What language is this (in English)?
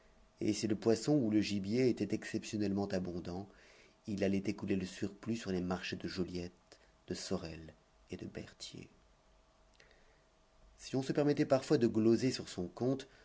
French